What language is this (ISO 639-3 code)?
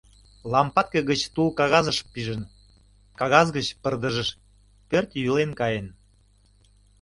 chm